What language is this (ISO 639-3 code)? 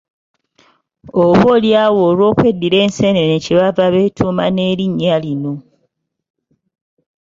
lug